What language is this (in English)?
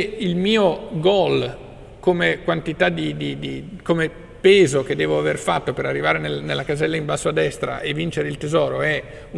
Italian